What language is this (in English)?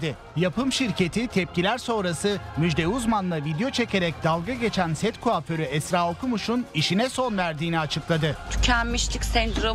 Turkish